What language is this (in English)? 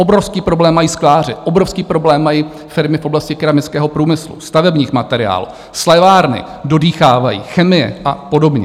Czech